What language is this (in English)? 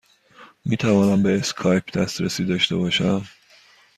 Persian